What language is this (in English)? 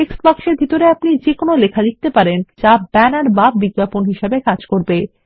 Bangla